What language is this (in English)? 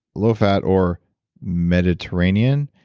English